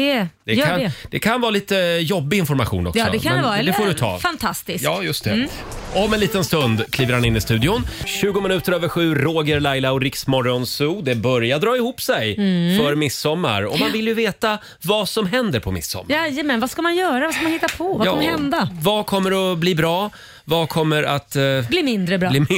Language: Swedish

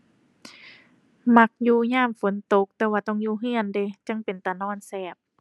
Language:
Thai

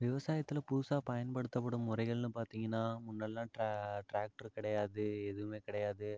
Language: Tamil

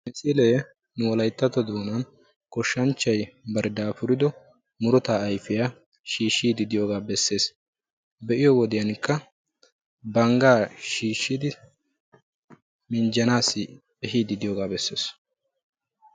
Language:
Wolaytta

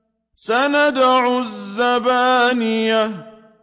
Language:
Arabic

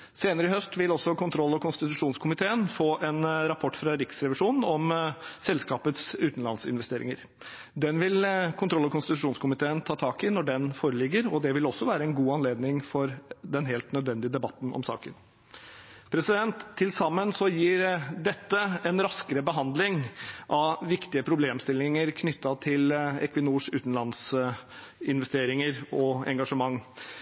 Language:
Norwegian Bokmål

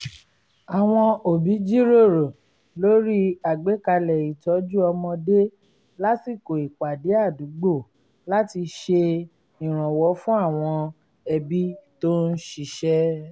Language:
Yoruba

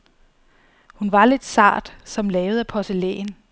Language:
Danish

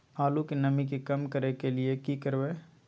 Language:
Maithili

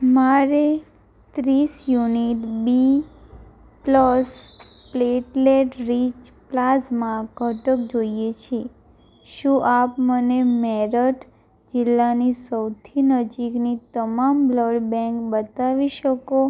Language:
Gujarati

